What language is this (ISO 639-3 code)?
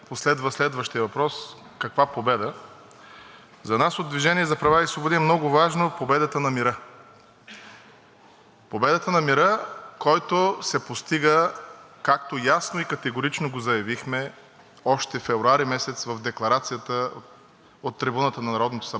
bul